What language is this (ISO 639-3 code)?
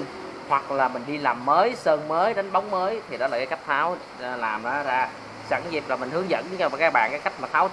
vie